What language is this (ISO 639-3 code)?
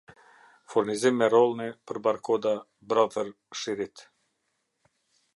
sqi